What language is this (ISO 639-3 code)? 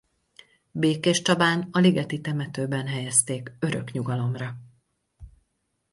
hun